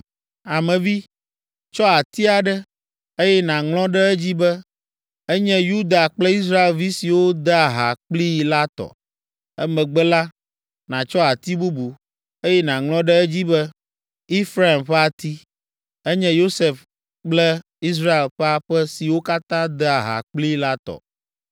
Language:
Ewe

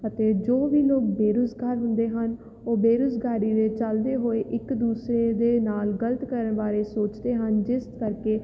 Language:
Punjabi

